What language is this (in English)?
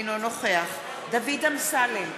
Hebrew